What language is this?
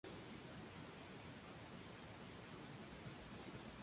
Spanish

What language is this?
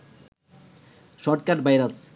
Bangla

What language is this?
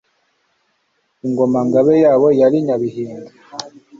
Kinyarwanda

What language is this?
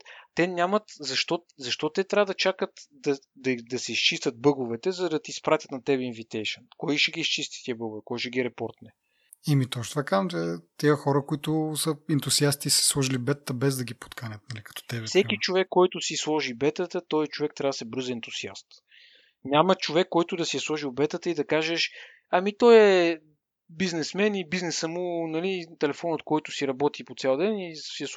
Bulgarian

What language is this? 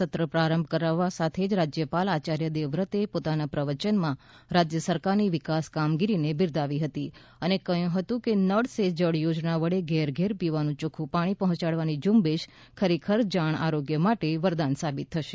Gujarati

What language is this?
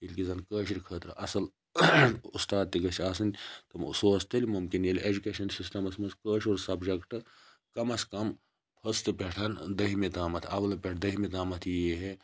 Kashmiri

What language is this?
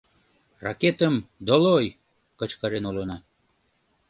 Mari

